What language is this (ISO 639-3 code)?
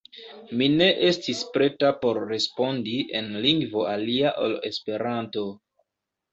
epo